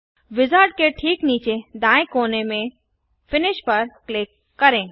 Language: Hindi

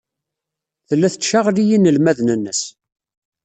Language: Kabyle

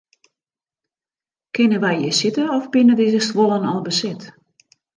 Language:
Western Frisian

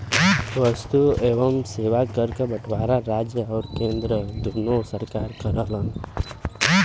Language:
Bhojpuri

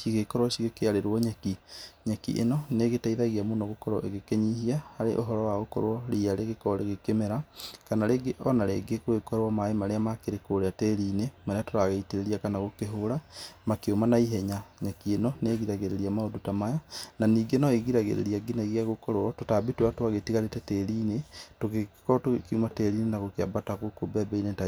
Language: Kikuyu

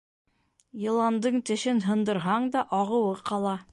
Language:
Bashkir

